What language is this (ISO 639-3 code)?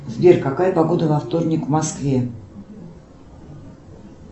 rus